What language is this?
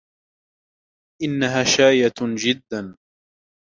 Arabic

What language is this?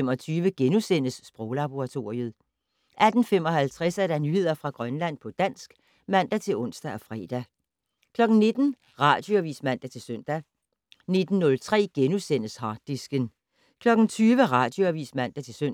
Danish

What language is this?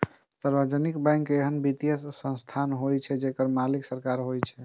Maithili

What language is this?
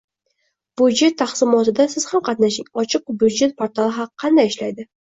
Uzbek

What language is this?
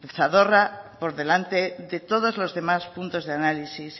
Spanish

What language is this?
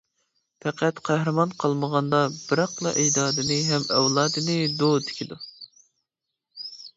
Uyghur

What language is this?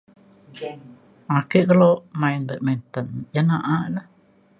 Mainstream Kenyah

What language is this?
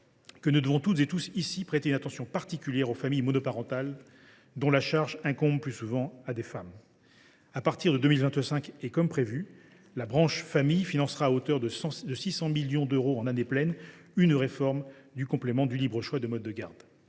French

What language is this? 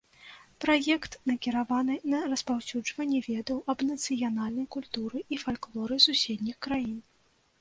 Belarusian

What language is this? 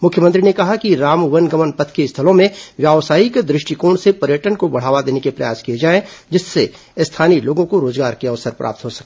Hindi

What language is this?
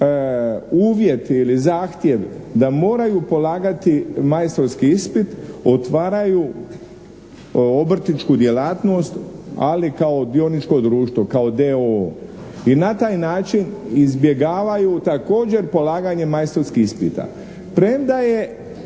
Croatian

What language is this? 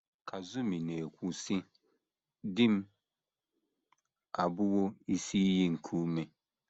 Igbo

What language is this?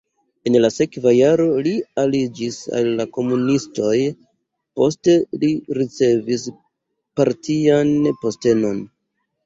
Esperanto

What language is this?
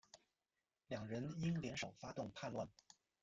Chinese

